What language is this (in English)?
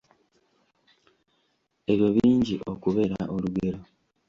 Ganda